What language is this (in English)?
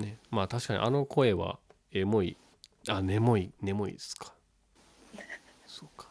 Japanese